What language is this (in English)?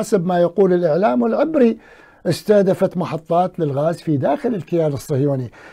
Arabic